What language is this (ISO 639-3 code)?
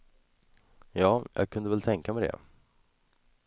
swe